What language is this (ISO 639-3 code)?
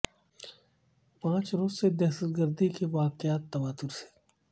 urd